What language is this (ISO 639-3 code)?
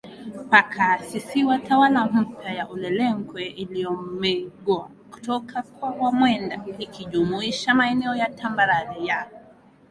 swa